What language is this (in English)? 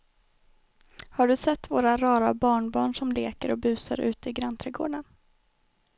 Swedish